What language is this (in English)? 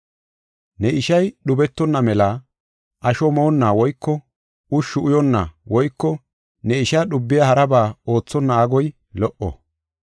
Gofa